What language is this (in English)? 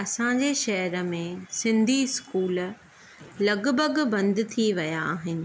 Sindhi